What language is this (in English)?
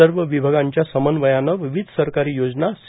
Marathi